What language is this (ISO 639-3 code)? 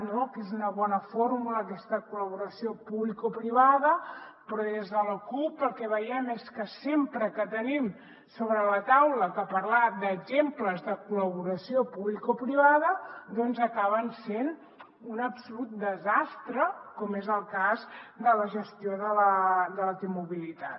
cat